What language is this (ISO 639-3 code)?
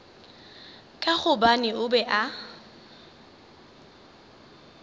nso